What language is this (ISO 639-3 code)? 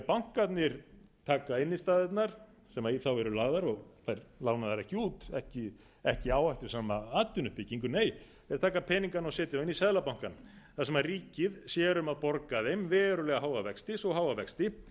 isl